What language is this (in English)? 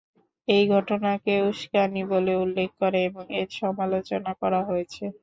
Bangla